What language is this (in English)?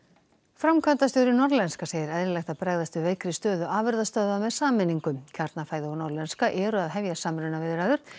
Icelandic